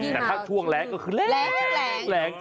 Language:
Thai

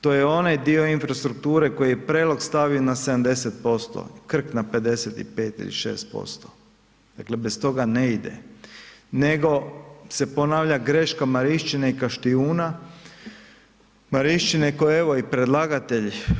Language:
Croatian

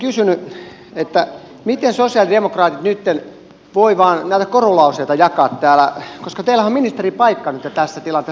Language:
Finnish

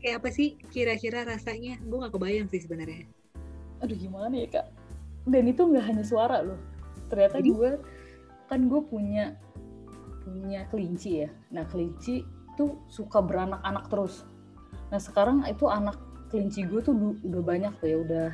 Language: Indonesian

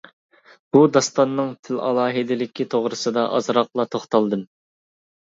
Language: Uyghur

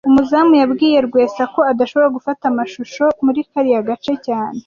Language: Kinyarwanda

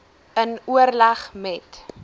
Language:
Afrikaans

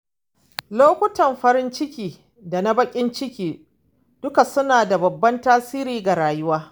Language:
Hausa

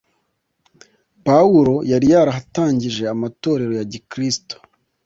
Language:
Kinyarwanda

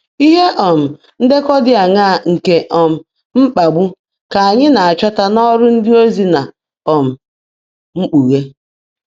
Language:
Igbo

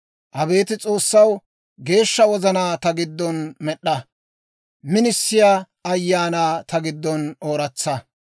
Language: Dawro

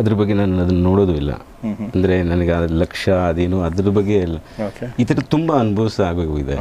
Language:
Kannada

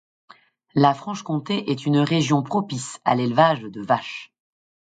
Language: French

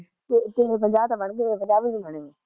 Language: Punjabi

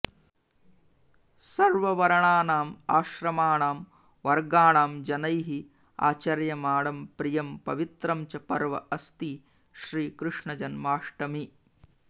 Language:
Sanskrit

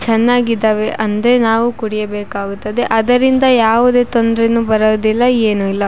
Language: Kannada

